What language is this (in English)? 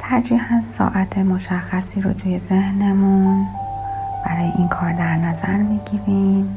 Persian